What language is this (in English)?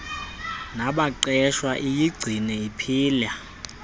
Xhosa